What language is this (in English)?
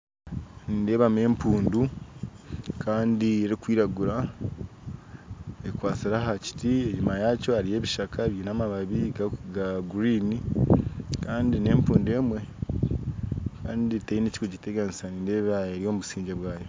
Nyankole